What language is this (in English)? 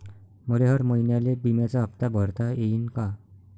Marathi